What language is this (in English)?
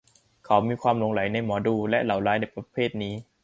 Thai